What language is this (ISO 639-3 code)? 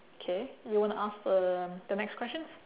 eng